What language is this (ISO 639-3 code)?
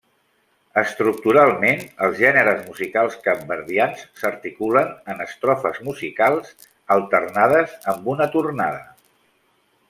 cat